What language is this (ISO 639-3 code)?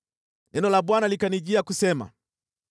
swa